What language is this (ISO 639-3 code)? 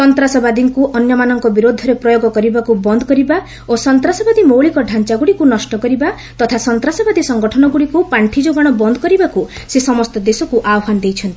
ori